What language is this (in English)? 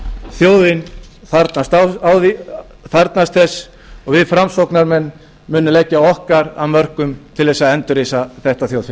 Icelandic